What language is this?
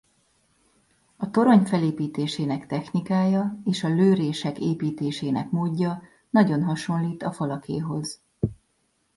Hungarian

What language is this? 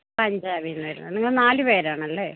Malayalam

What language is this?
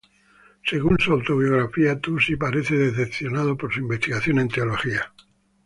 Spanish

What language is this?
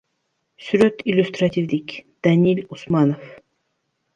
Kyrgyz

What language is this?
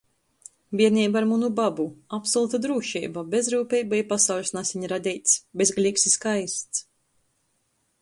Latgalian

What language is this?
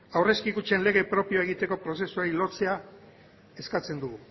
Basque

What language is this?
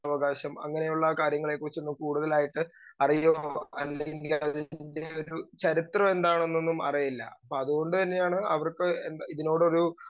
Malayalam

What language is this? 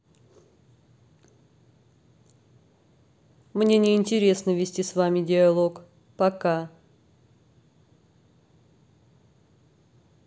Russian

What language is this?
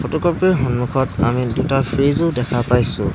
Assamese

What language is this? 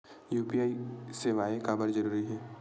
Chhattisgarhi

